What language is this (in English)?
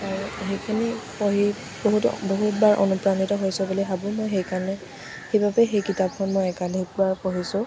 Assamese